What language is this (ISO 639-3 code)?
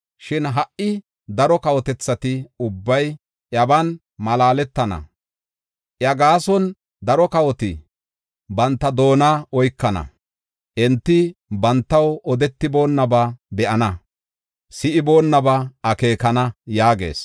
gof